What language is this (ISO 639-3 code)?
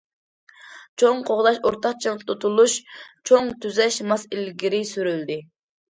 uig